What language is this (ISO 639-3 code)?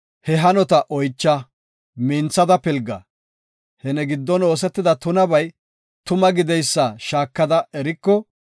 gof